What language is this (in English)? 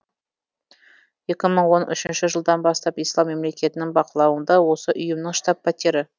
Kazakh